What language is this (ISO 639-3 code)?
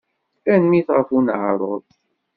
kab